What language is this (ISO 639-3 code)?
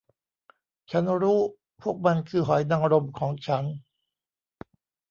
tha